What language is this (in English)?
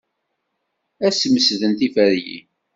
Kabyle